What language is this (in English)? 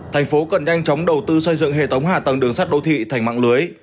Vietnamese